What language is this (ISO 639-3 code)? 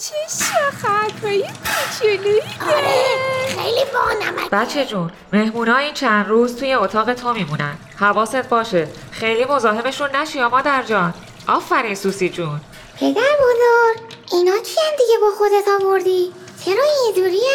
fas